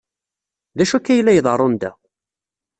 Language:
Kabyle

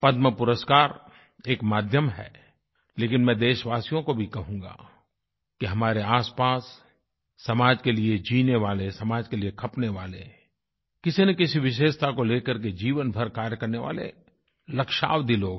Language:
Hindi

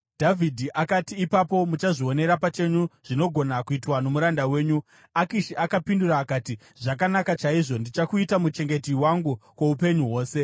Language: Shona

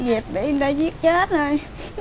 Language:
Vietnamese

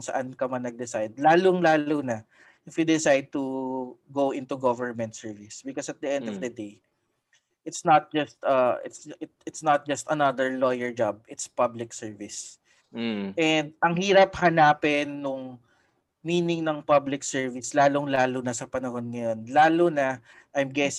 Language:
Filipino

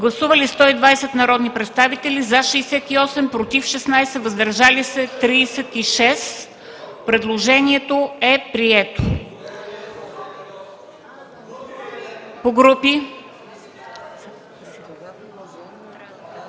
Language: Bulgarian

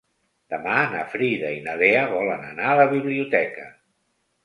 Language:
Catalan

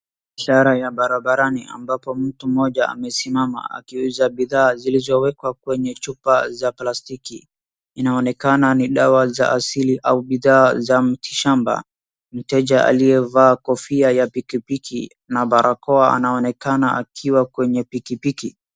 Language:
Swahili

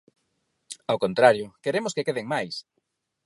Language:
Galician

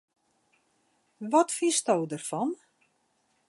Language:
Western Frisian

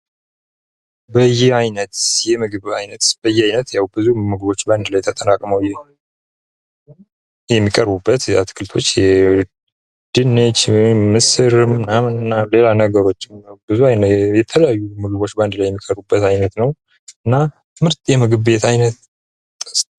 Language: Amharic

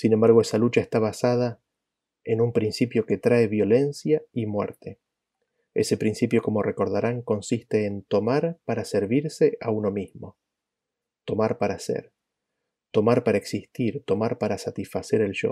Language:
Spanish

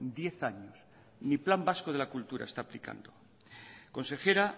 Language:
Spanish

